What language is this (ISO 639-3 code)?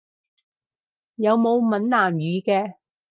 yue